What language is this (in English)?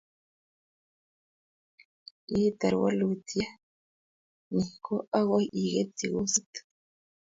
Kalenjin